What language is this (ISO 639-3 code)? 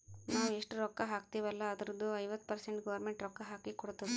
kan